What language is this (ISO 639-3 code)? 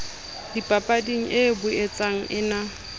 sot